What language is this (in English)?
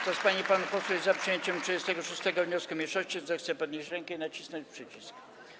Polish